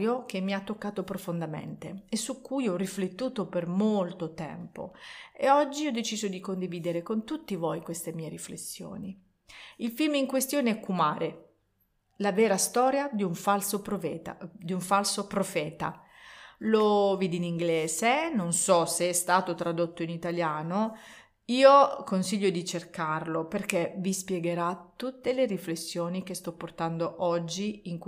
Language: Italian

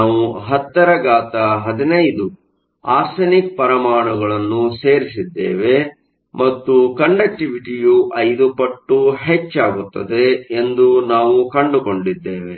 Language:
Kannada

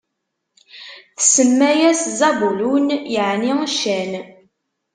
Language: Kabyle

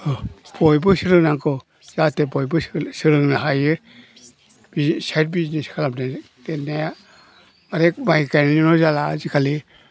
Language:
Bodo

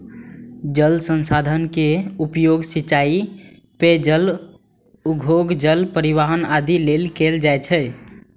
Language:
Maithili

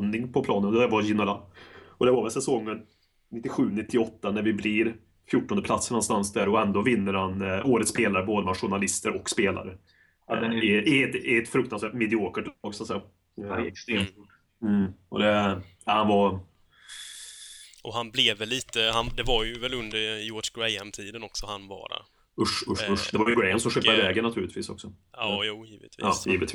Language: Swedish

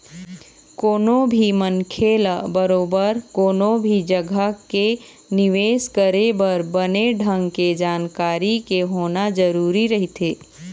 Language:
Chhattisgarhi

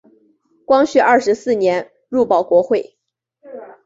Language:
Chinese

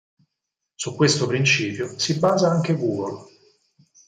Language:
Italian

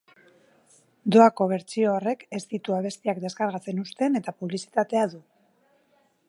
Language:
Basque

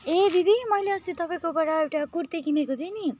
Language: Nepali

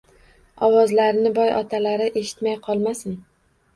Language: Uzbek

